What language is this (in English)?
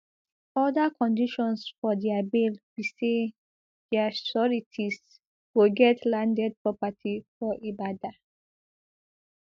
Nigerian Pidgin